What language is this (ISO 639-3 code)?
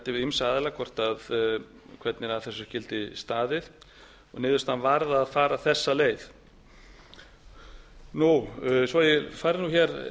isl